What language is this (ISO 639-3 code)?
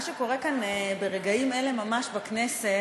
heb